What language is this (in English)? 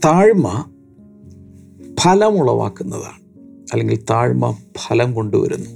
Malayalam